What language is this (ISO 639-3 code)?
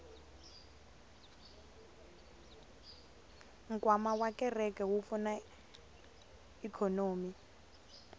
tso